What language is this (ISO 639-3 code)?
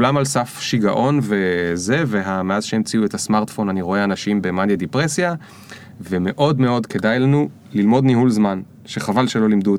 heb